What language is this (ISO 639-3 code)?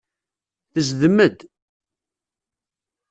kab